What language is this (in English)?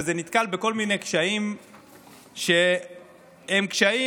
Hebrew